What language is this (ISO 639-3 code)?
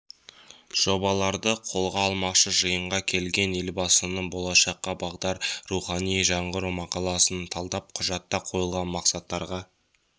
kaz